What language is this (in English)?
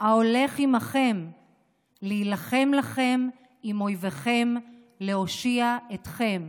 Hebrew